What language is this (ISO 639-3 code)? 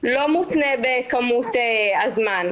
heb